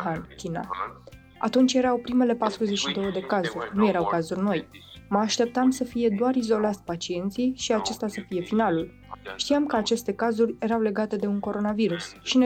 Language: Romanian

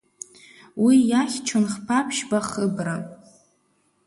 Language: Abkhazian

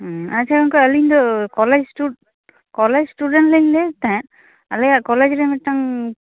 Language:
Santali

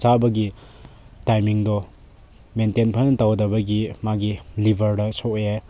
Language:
Manipuri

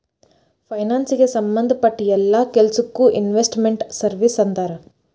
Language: Kannada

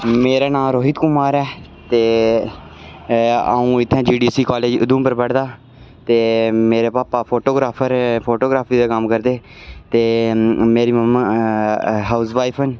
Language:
Dogri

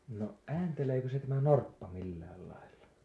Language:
Finnish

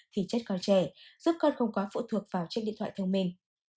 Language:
Vietnamese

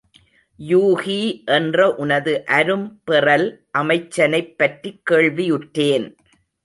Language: Tamil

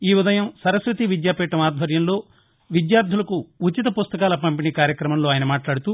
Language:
Telugu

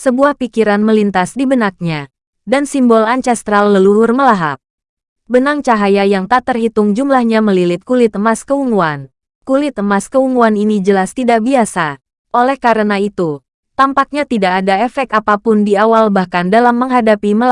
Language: Indonesian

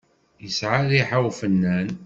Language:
Kabyle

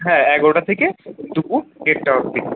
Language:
Bangla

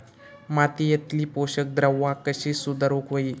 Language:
Marathi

